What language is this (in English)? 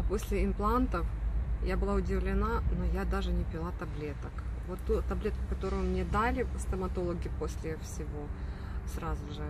Russian